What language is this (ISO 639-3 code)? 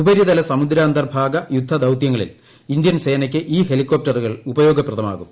mal